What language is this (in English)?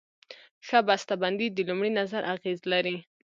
Pashto